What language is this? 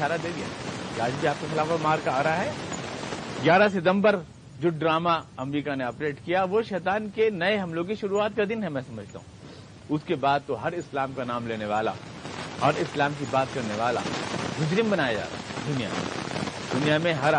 Urdu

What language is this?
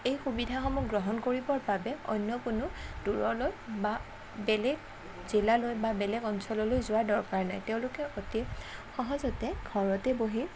Assamese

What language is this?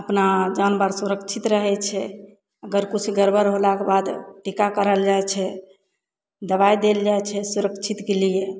Maithili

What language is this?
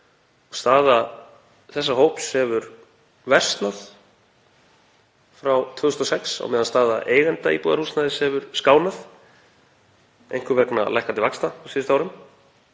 Icelandic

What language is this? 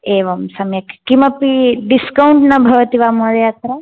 Sanskrit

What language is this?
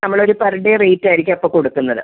Malayalam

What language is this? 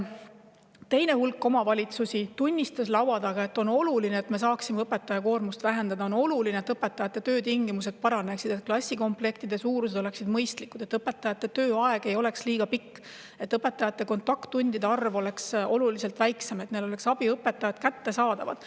Estonian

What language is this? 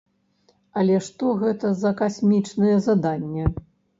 Belarusian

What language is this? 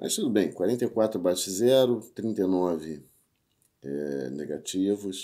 Portuguese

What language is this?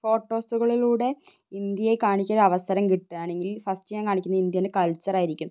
Malayalam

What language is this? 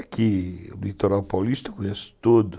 Portuguese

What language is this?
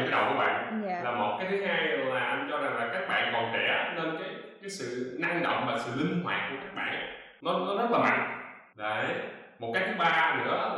Vietnamese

